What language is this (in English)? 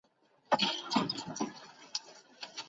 Chinese